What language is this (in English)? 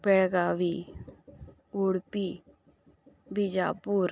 Konkani